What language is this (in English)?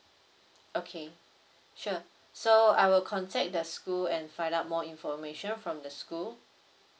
English